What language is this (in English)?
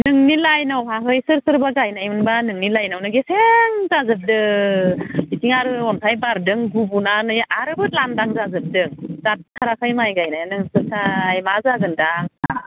Bodo